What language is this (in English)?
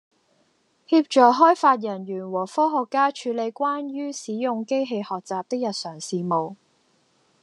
Cantonese